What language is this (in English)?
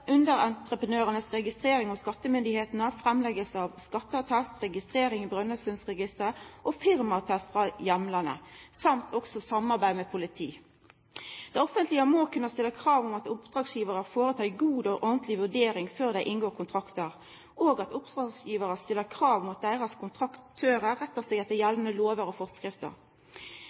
Norwegian Nynorsk